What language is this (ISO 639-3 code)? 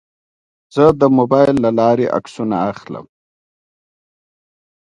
pus